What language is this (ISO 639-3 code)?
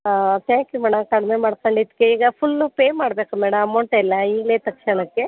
kan